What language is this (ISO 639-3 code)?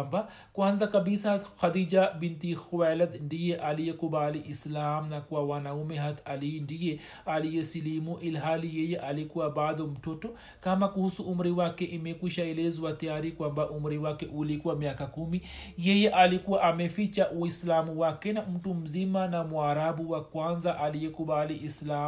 swa